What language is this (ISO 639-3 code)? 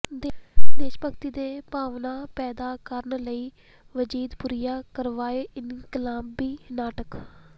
pan